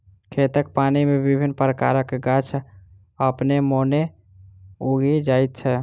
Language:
Maithili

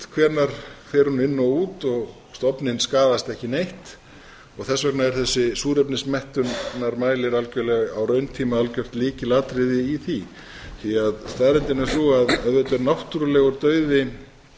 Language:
Icelandic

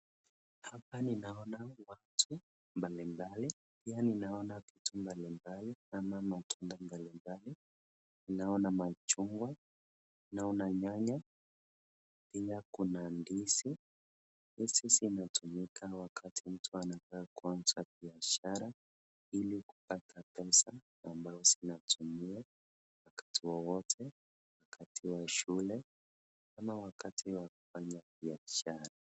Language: Swahili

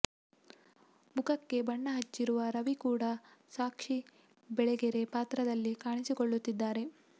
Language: Kannada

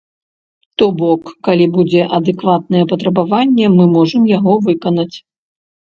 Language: Belarusian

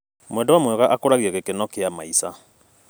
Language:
Kikuyu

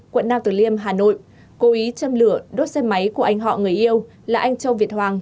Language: Vietnamese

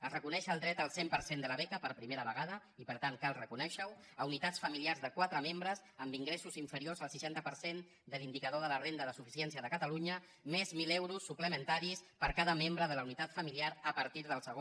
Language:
Catalan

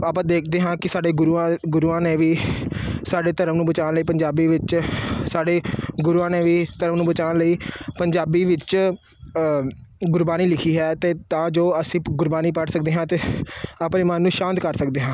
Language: Punjabi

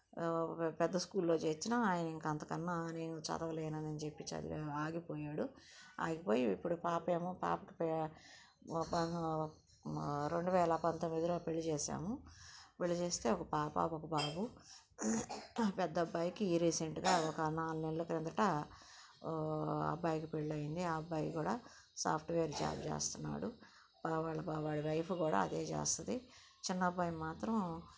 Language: Telugu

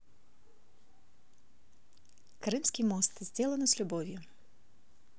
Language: Russian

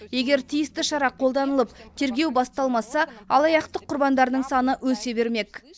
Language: Kazakh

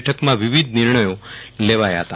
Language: Gujarati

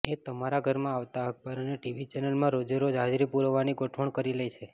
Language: Gujarati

